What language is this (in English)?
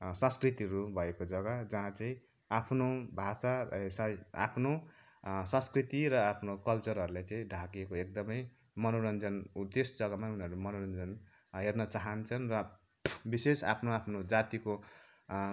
Nepali